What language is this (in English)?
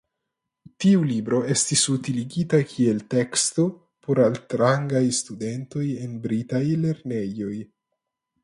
Esperanto